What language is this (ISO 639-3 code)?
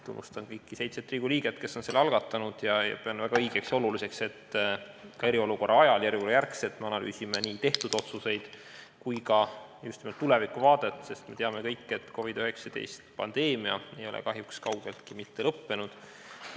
est